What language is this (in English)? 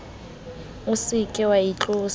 Southern Sotho